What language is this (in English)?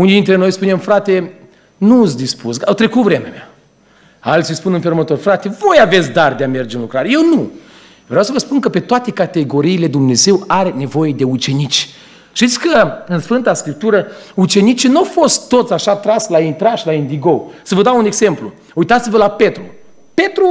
Romanian